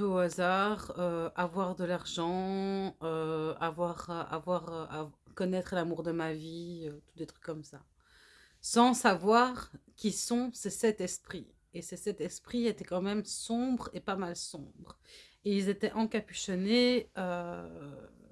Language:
French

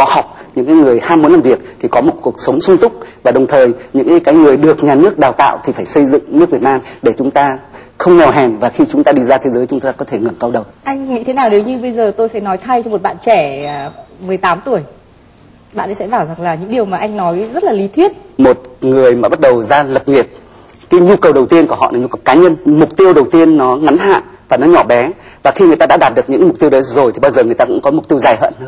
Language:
Vietnamese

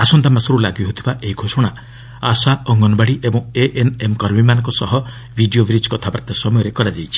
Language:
Odia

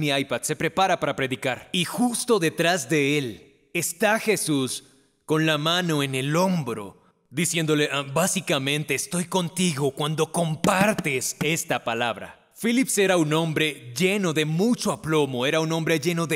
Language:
Spanish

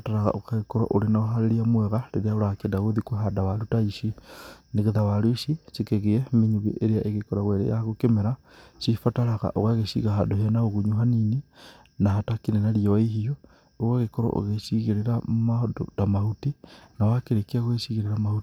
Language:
Kikuyu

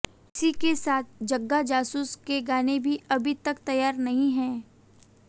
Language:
Hindi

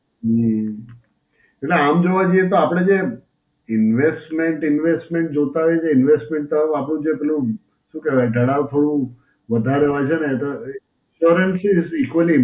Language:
Gujarati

